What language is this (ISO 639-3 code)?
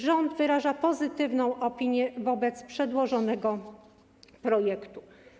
pol